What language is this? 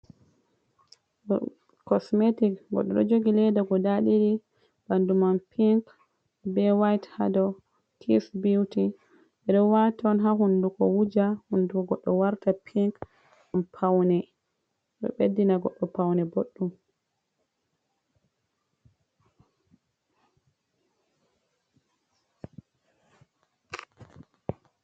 Fula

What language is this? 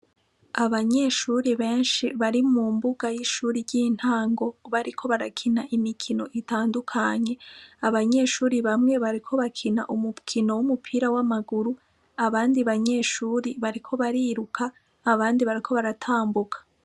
Rundi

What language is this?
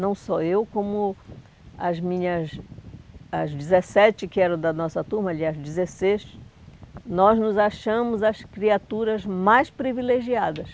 Portuguese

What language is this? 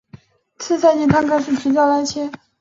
Chinese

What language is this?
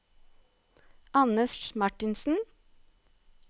Norwegian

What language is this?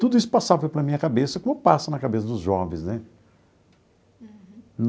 Portuguese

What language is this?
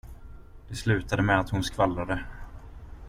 Swedish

